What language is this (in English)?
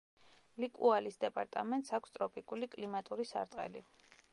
Georgian